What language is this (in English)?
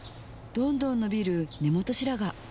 Japanese